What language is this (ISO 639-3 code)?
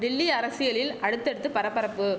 tam